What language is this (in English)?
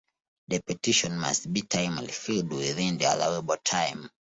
English